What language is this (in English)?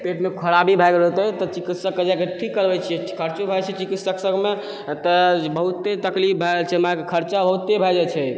Maithili